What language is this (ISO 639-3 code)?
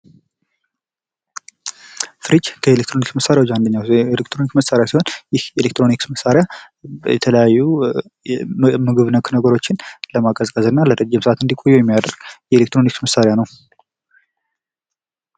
amh